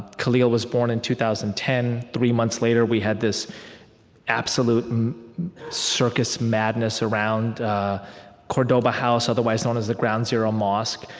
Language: English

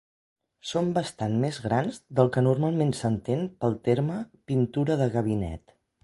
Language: Catalan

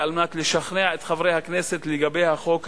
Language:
Hebrew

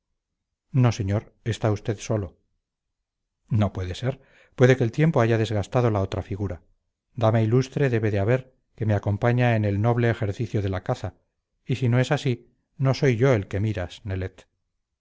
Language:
Spanish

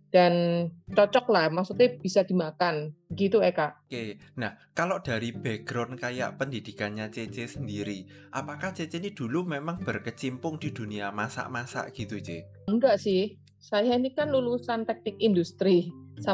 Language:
Indonesian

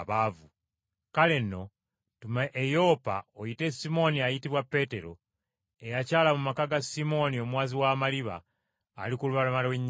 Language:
Ganda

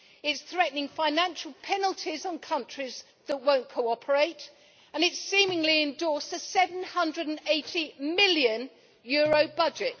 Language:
English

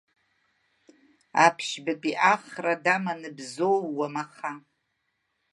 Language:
Abkhazian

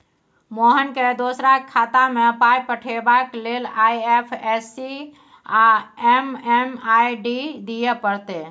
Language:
Maithili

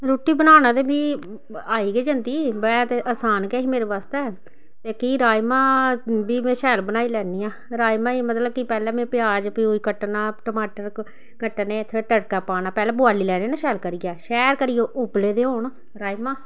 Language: Dogri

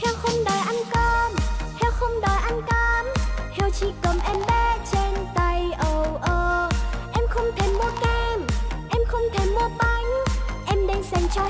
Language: Vietnamese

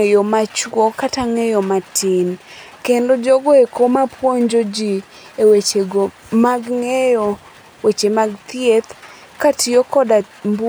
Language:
Luo (Kenya and Tanzania)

